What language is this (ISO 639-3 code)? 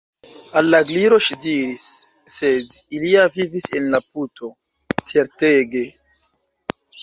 epo